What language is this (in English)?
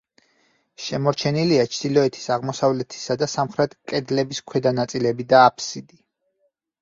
Georgian